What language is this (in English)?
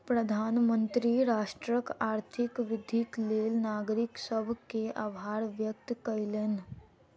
Maithili